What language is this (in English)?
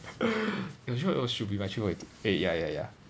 English